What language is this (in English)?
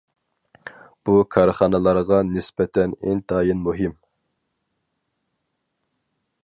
Uyghur